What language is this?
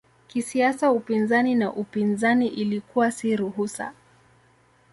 Swahili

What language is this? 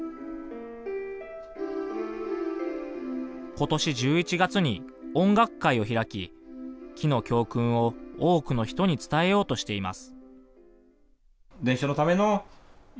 Japanese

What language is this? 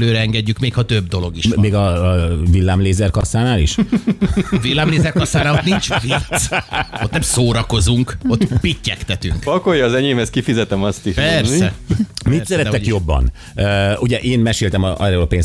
Hungarian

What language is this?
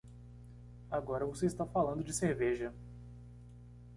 Portuguese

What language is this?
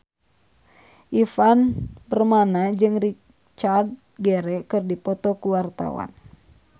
Sundanese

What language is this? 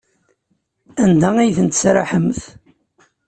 Kabyle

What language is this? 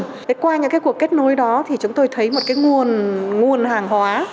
Vietnamese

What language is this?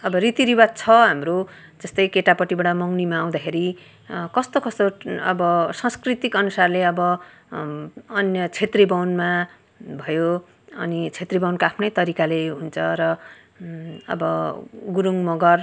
Nepali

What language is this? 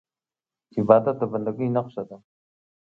Pashto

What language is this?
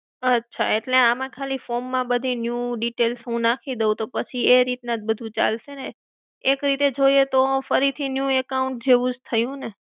Gujarati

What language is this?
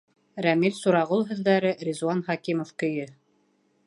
Bashkir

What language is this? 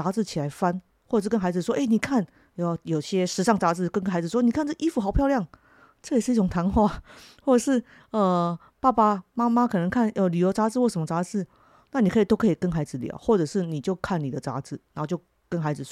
Chinese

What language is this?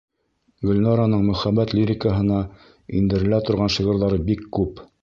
Bashkir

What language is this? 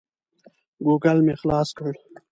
Pashto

